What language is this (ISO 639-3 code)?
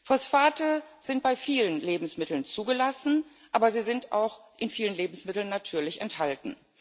deu